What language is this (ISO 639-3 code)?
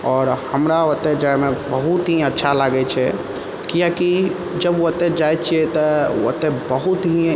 mai